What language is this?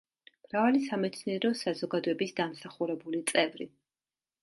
Georgian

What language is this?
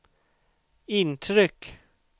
Swedish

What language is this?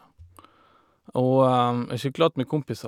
Norwegian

